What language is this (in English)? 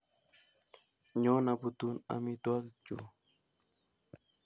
Kalenjin